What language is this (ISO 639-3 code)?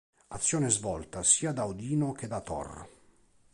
ita